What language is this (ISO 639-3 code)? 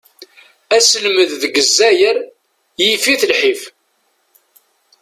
kab